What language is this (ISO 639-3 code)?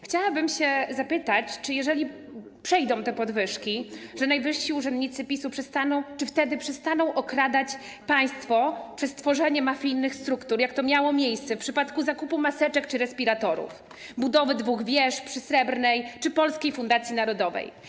pol